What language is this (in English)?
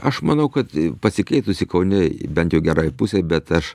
Lithuanian